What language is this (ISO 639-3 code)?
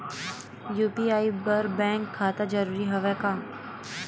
hne